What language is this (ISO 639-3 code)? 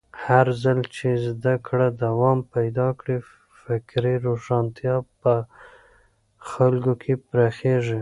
pus